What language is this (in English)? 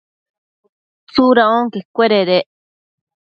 Matsés